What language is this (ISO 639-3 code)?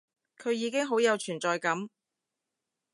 yue